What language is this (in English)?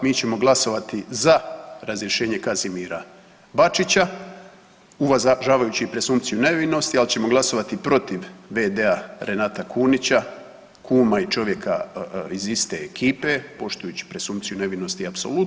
Croatian